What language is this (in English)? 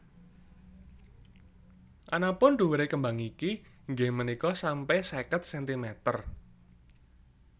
Javanese